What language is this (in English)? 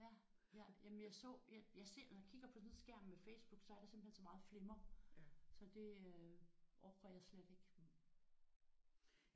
Danish